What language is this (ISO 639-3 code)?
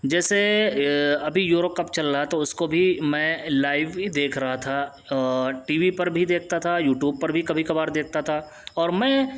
urd